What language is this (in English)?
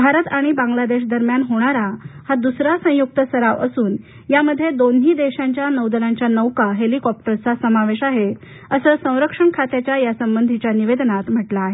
Marathi